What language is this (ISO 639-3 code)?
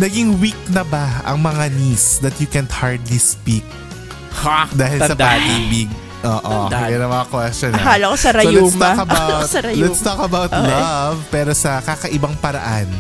fil